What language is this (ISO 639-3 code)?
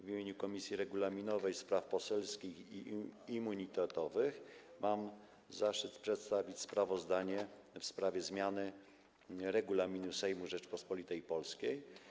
pol